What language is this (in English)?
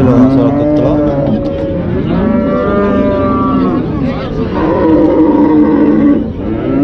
Turkish